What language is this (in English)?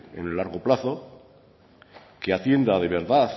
Spanish